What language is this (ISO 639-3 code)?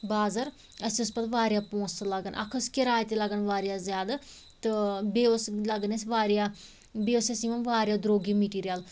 kas